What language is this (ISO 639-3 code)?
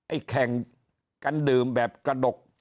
tha